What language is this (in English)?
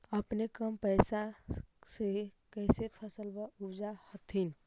Magahi